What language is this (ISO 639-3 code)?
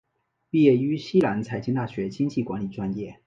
zho